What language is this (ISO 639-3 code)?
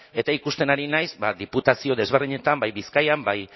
eus